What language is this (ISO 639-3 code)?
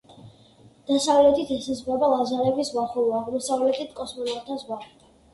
kat